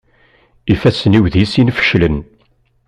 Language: Kabyle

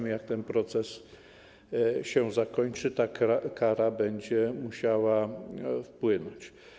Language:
Polish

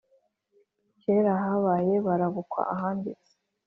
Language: Kinyarwanda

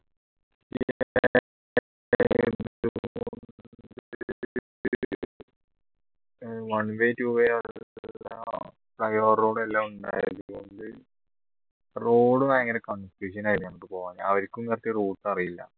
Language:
Malayalam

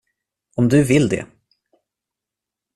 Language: Swedish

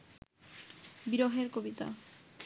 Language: Bangla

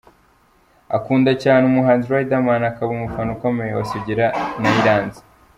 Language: Kinyarwanda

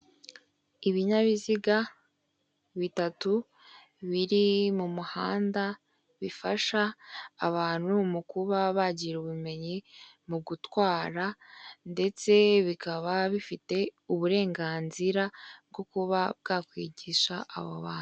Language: Kinyarwanda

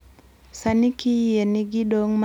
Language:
Luo (Kenya and Tanzania)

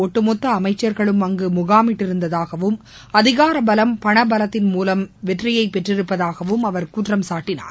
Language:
Tamil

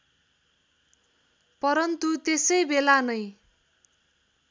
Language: Nepali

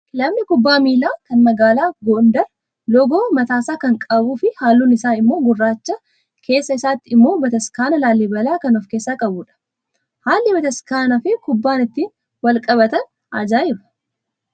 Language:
Oromo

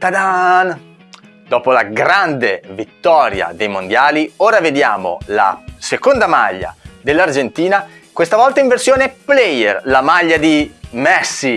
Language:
Italian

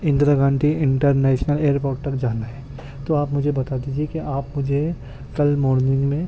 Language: Urdu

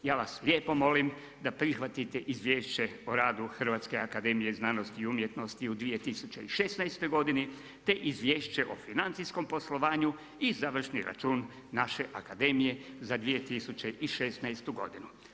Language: Croatian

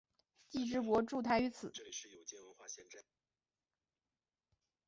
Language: Chinese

